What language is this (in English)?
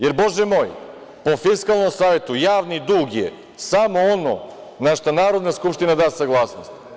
Serbian